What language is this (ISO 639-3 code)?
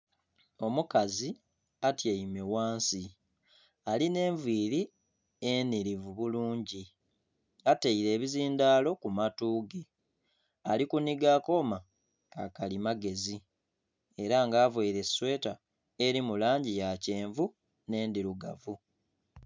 xog